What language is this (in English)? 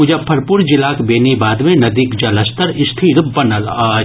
Maithili